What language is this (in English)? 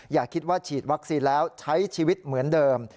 Thai